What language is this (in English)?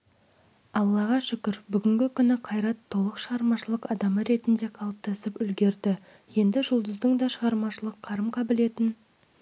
Kazakh